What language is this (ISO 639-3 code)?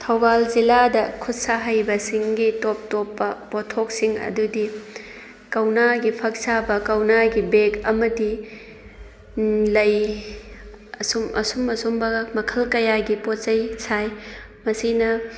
mni